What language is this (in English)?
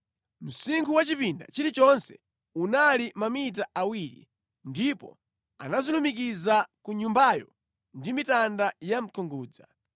Nyanja